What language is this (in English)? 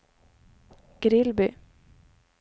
Swedish